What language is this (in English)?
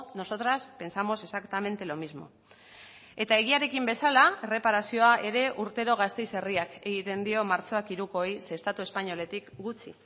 Basque